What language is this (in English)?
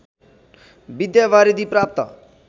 Nepali